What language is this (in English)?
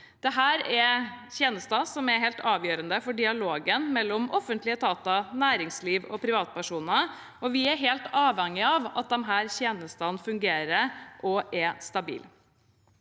Norwegian